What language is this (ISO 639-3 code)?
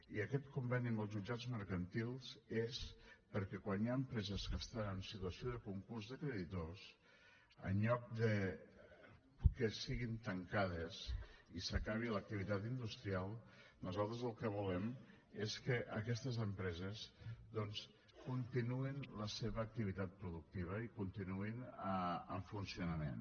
cat